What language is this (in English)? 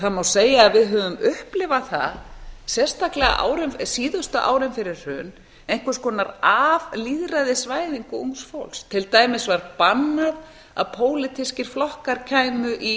Icelandic